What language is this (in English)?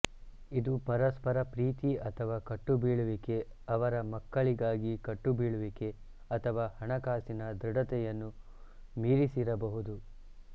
Kannada